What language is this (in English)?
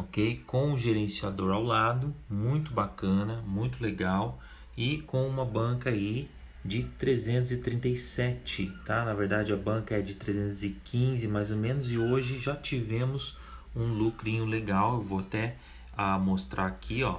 Portuguese